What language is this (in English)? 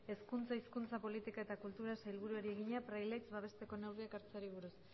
Basque